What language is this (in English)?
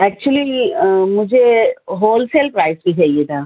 Urdu